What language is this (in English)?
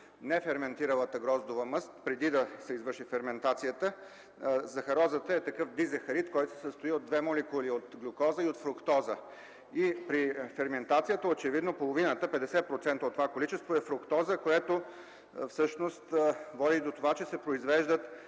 Bulgarian